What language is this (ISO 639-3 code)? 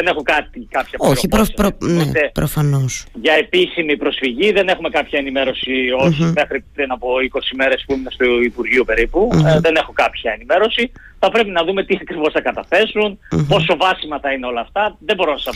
ell